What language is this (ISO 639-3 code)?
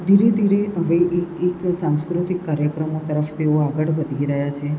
guj